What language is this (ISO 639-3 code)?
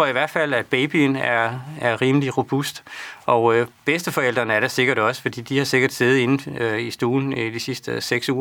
dan